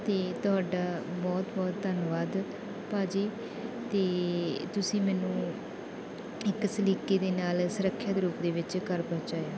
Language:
Punjabi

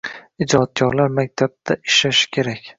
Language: Uzbek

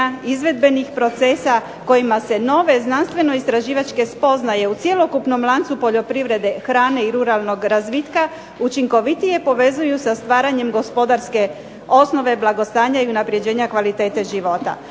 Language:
Croatian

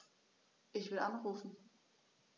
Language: German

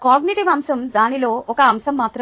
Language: Telugu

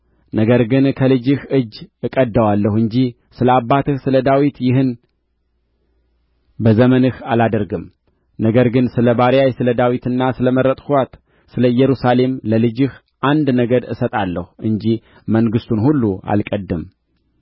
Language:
Amharic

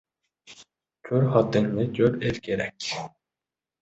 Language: Uzbek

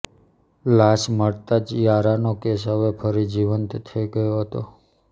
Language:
Gujarati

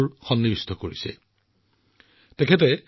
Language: Assamese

